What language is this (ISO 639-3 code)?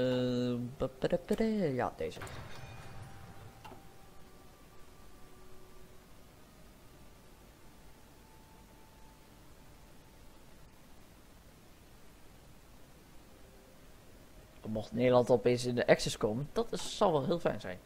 nld